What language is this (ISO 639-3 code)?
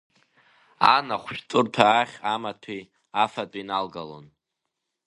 abk